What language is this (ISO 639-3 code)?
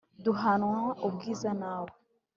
kin